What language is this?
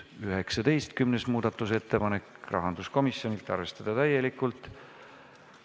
Estonian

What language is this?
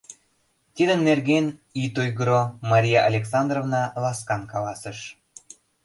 Mari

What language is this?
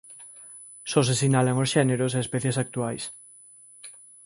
Galician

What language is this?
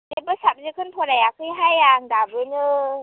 Bodo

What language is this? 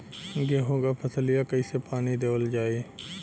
Bhojpuri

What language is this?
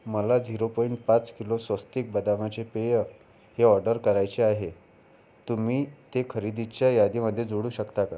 Marathi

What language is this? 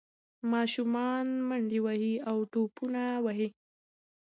Pashto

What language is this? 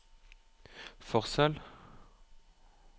Norwegian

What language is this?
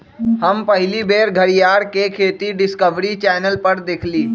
Magahi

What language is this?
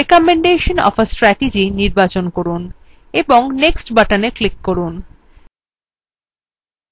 Bangla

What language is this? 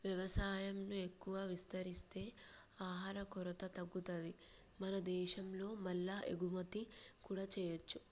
Telugu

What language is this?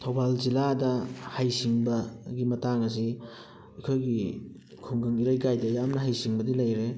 Manipuri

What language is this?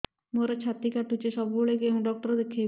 Odia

